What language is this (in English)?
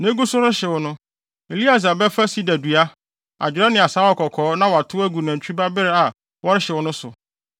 Akan